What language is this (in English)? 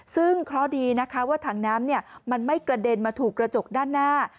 Thai